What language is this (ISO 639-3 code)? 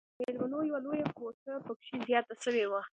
pus